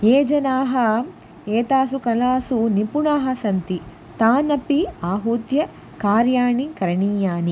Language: Sanskrit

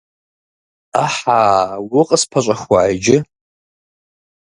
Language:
Kabardian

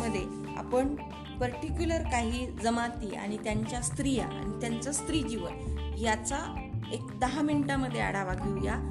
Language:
Marathi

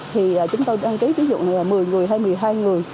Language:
Vietnamese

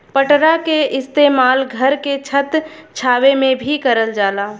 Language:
Bhojpuri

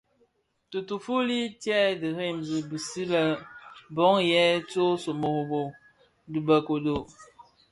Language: Bafia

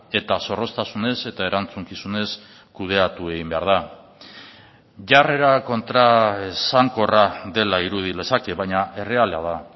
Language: Basque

